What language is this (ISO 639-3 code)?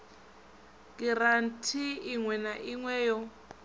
ven